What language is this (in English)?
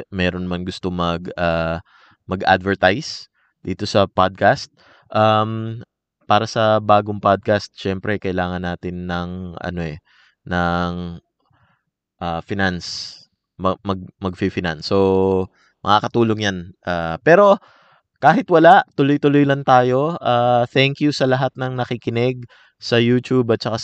Filipino